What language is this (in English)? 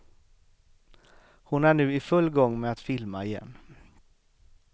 Swedish